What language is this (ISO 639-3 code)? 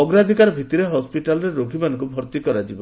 ori